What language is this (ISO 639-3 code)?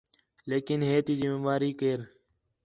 xhe